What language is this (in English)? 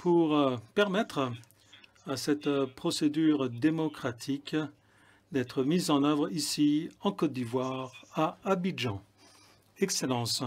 French